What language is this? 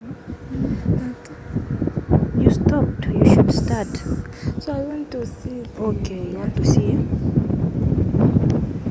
Nyanja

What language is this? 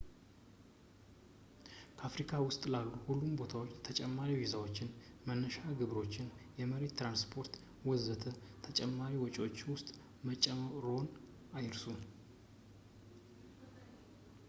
Amharic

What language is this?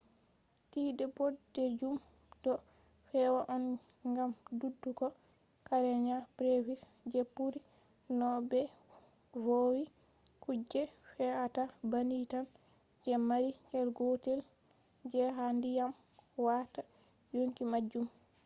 Fula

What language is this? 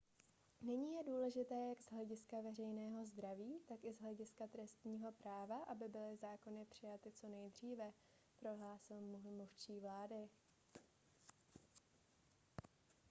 Czech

